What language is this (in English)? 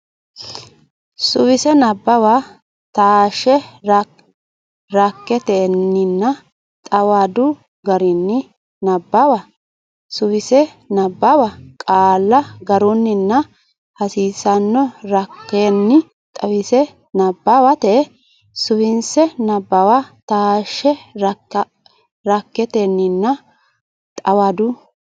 Sidamo